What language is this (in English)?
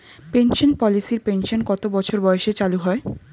Bangla